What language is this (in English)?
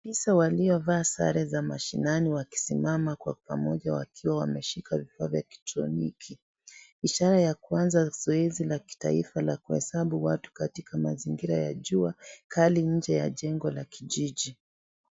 Swahili